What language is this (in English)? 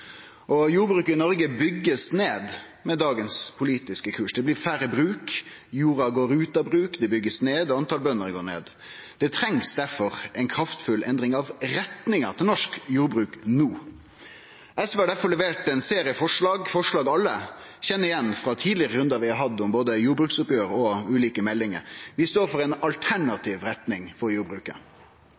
Norwegian Nynorsk